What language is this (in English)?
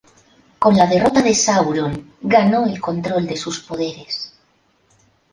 Spanish